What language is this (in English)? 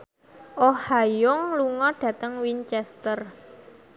Javanese